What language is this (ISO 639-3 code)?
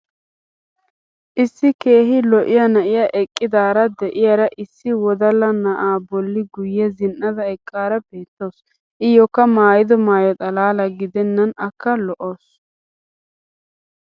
wal